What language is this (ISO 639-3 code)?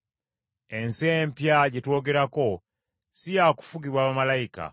lug